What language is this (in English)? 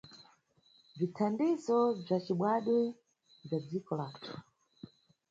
Nyungwe